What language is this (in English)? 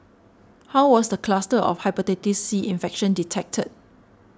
English